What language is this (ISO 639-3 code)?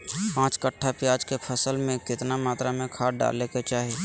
mag